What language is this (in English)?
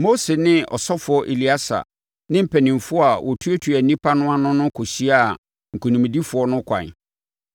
Akan